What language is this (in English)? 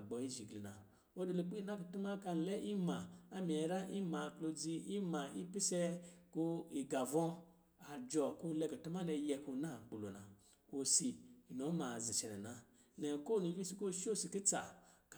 Lijili